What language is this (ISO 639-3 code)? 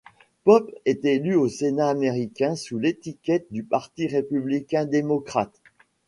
fra